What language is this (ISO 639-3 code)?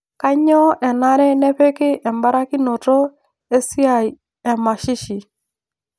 mas